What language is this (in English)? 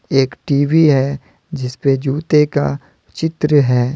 Hindi